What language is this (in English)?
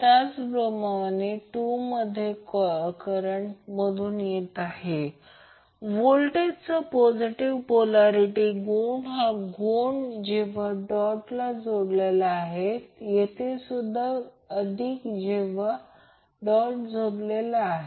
Marathi